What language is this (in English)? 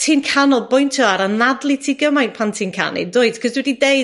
Welsh